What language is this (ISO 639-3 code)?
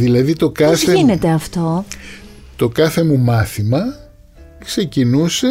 ell